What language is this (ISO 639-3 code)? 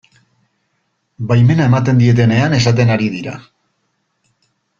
eus